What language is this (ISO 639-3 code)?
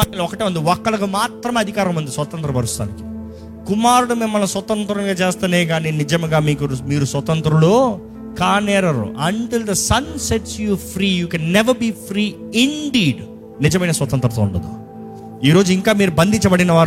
tel